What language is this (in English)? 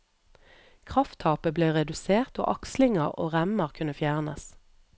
Norwegian